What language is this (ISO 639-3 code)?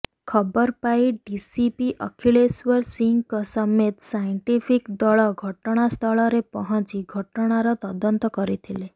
ori